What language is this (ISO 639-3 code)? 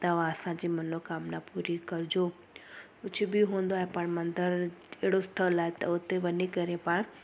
snd